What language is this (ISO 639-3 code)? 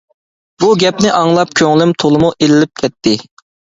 uig